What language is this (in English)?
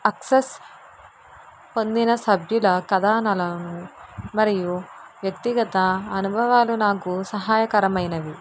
Telugu